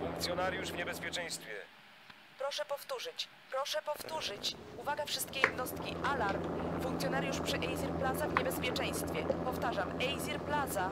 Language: Polish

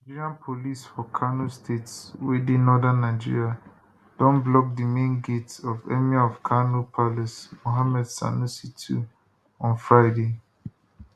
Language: Nigerian Pidgin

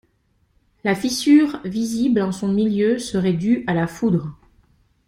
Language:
French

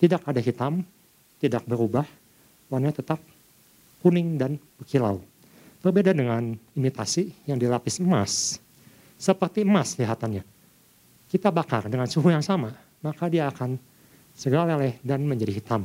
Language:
Indonesian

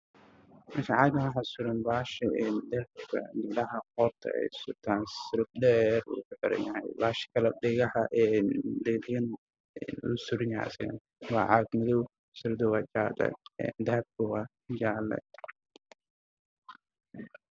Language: Somali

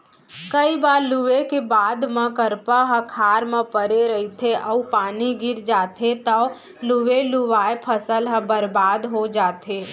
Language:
Chhattisgarhi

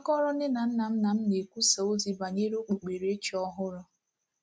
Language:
Igbo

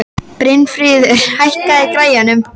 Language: Icelandic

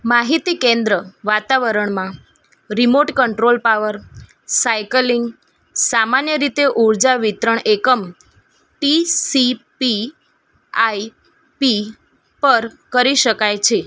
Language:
Gujarati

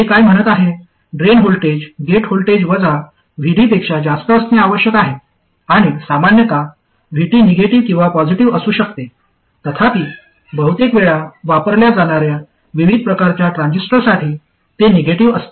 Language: Marathi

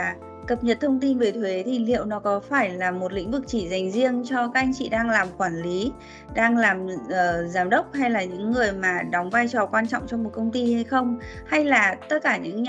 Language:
Vietnamese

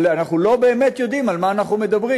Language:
Hebrew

